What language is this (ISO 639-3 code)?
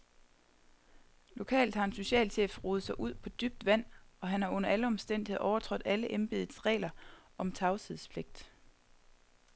dan